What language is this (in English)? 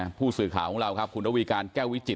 Thai